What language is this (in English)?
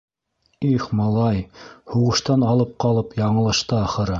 Bashkir